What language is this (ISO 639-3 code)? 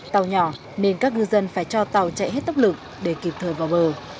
vie